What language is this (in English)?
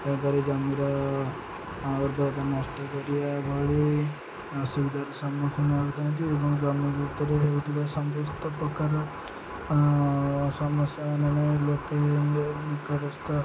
Odia